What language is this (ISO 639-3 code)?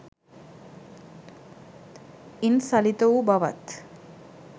sin